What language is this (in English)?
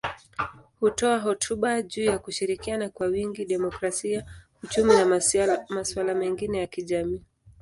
Swahili